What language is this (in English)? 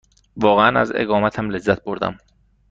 Persian